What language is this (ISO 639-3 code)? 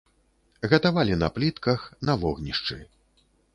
bel